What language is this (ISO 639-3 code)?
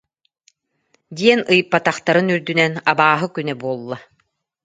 sah